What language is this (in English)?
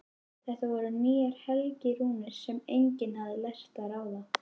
Icelandic